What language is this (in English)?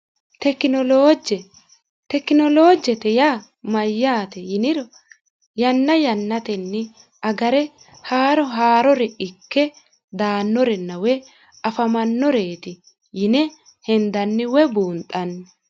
Sidamo